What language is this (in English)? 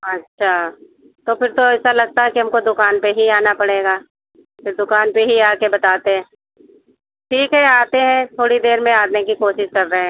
Hindi